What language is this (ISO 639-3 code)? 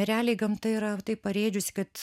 lit